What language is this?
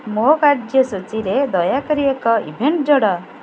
Odia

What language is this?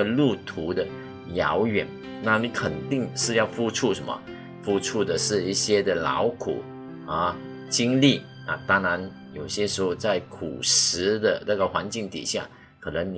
Chinese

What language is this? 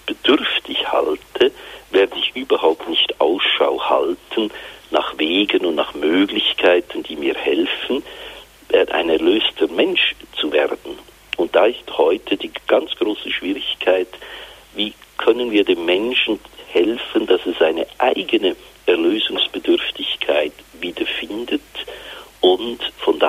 German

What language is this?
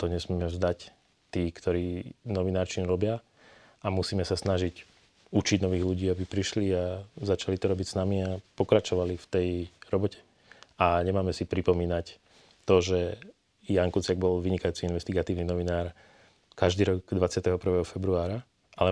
Slovak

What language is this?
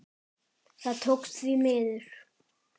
Icelandic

